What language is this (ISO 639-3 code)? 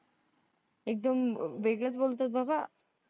mar